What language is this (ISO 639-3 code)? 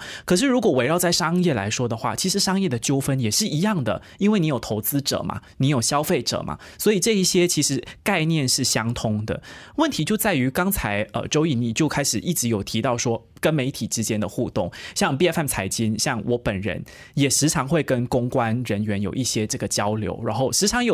zho